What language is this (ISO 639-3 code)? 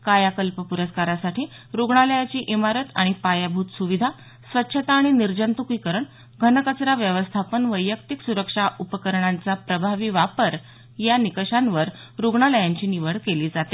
mar